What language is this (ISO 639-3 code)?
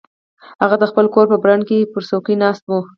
pus